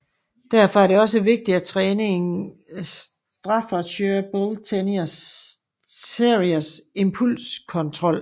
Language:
Danish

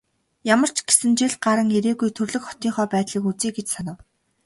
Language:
Mongolian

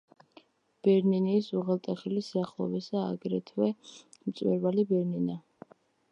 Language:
Georgian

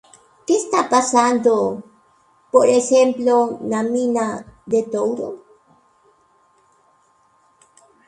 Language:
Galician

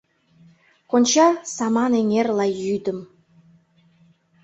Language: Mari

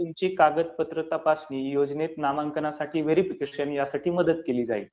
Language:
Marathi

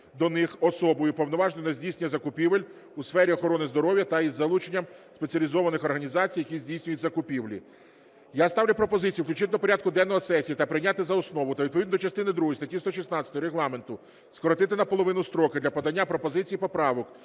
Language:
Ukrainian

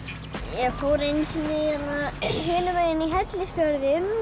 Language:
Icelandic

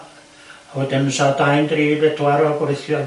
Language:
Welsh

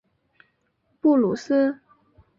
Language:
Chinese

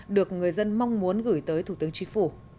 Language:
Vietnamese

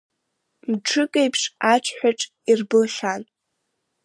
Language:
Abkhazian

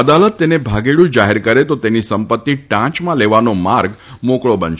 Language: Gujarati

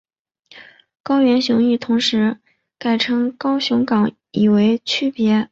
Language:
Chinese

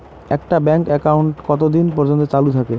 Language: Bangla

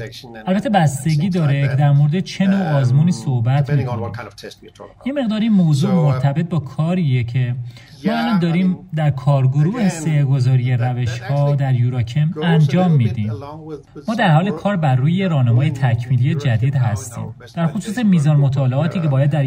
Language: Persian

